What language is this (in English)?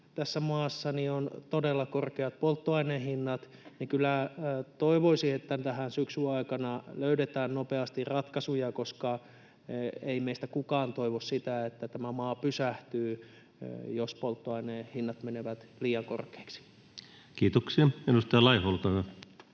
Finnish